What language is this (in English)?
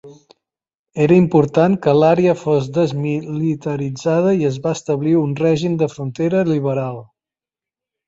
Catalan